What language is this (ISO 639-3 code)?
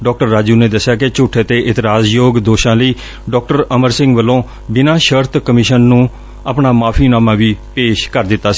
pan